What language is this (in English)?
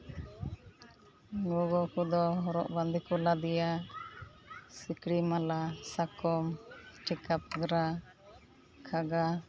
Santali